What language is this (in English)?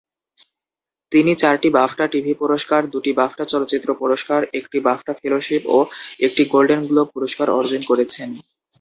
Bangla